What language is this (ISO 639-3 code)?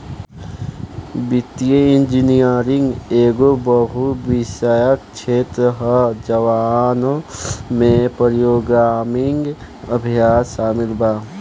bho